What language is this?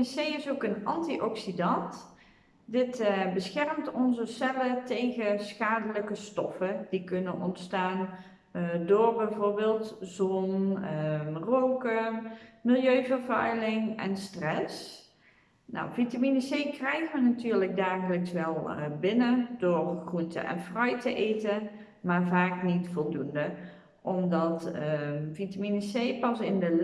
Dutch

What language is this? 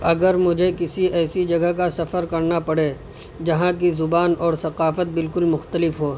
Urdu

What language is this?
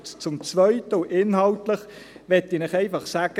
Swiss German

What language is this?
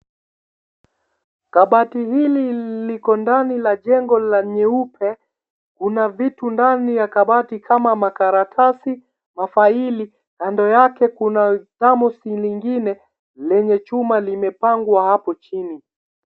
Swahili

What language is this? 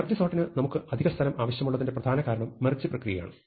Malayalam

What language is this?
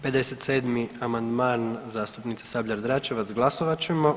Croatian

